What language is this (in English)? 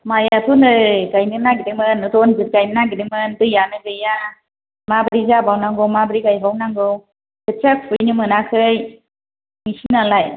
Bodo